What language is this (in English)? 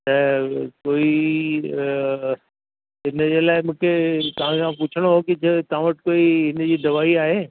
Sindhi